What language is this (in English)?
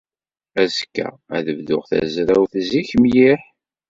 Kabyle